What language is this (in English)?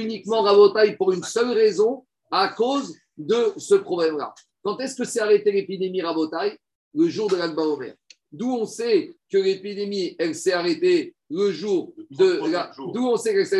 French